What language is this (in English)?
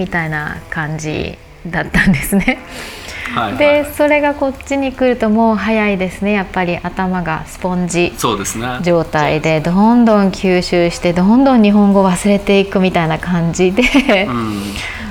Japanese